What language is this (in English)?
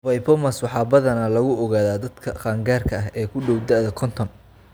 Somali